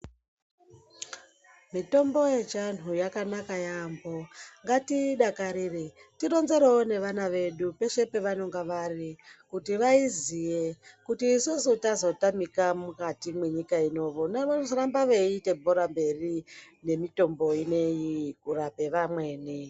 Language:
Ndau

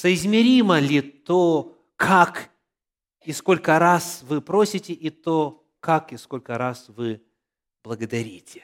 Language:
Russian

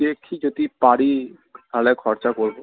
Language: Bangla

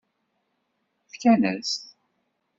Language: Kabyle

